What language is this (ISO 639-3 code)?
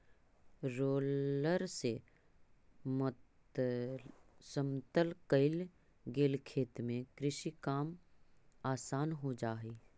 mag